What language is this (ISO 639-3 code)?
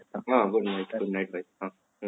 ori